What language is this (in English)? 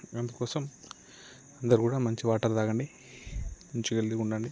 Telugu